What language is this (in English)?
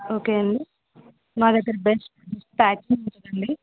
Telugu